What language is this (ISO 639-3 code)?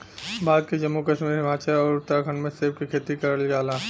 bho